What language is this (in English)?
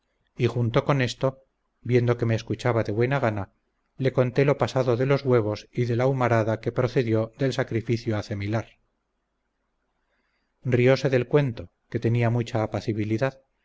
Spanish